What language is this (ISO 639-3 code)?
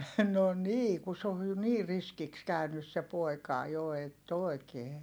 fin